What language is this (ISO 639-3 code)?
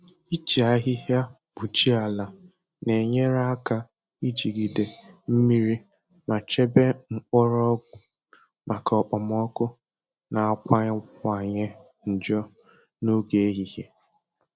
ibo